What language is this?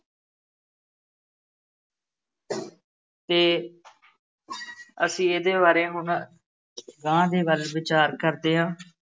Punjabi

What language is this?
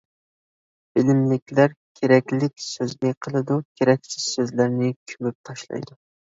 Uyghur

